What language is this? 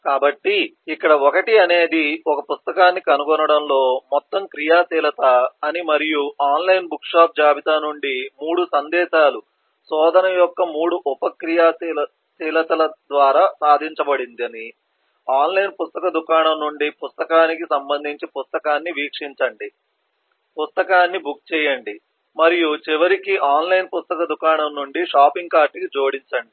Telugu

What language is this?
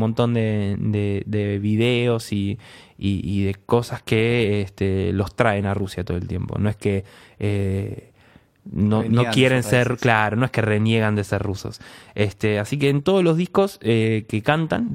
Spanish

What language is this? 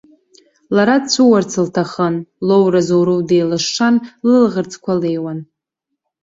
Abkhazian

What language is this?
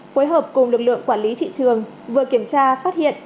Vietnamese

